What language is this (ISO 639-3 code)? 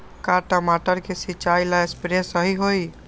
mag